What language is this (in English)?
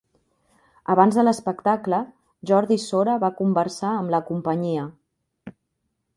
Catalan